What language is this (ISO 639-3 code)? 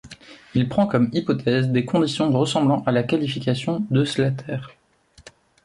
fra